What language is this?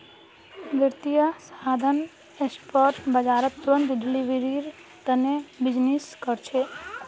Magahi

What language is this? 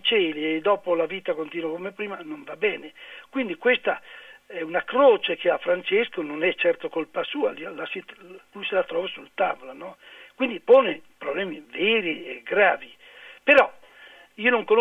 Italian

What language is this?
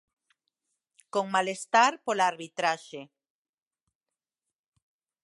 Galician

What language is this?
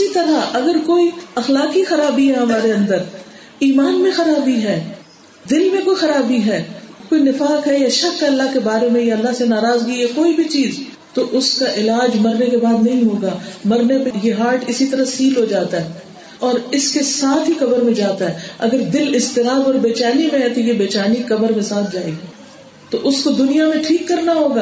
Urdu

